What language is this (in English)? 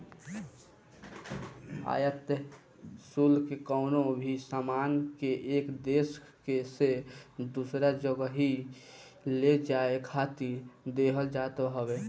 Bhojpuri